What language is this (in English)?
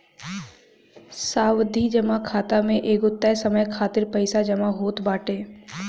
Bhojpuri